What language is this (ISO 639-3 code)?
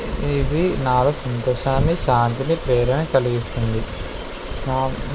tel